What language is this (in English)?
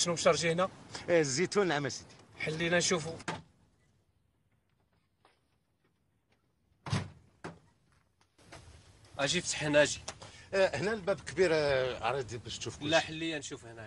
Arabic